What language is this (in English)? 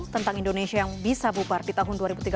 Indonesian